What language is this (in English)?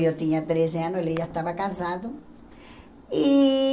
Portuguese